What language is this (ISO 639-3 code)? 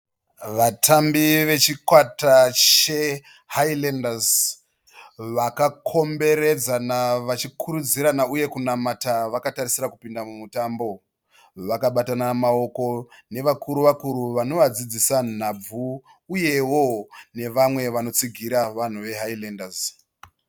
sna